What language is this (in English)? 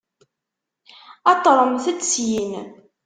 Kabyle